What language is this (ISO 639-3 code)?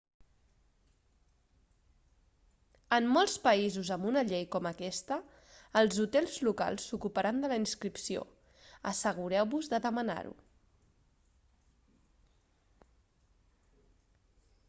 cat